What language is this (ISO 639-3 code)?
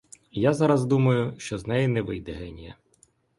ukr